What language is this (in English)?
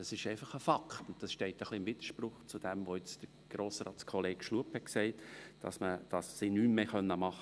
Swiss German